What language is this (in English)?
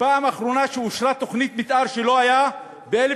Hebrew